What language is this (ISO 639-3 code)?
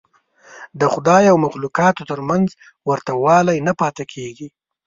pus